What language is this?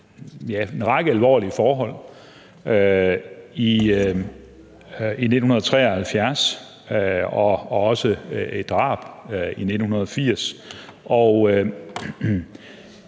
Danish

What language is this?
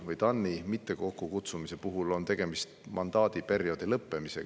Estonian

